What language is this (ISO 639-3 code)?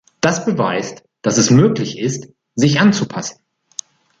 deu